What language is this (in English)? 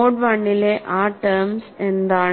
Malayalam